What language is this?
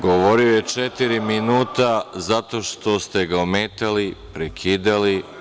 Serbian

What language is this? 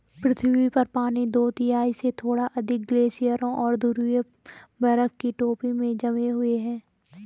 Hindi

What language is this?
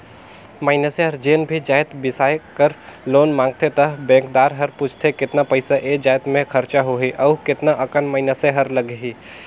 Chhattisgarhi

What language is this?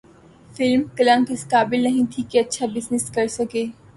Urdu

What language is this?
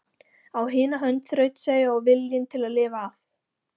Icelandic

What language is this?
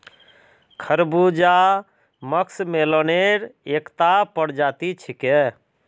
Magahi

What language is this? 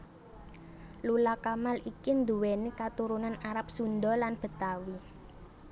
Javanese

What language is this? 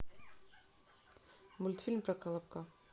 Russian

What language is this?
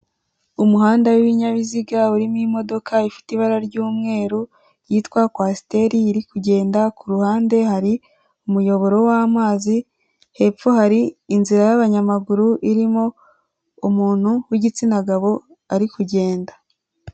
Kinyarwanda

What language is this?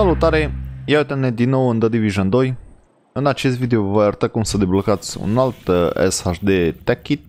Romanian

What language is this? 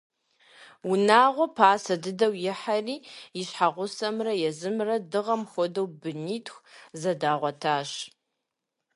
Kabardian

